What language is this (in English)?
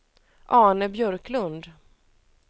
Swedish